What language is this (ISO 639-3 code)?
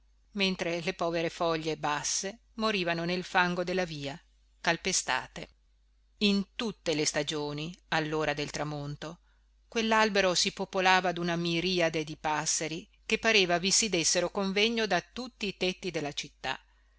ita